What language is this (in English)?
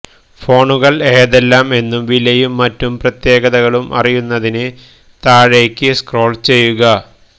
Malayalam